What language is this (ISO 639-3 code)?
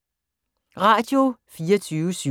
dan